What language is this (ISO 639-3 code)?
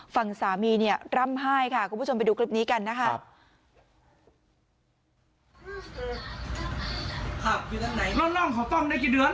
tha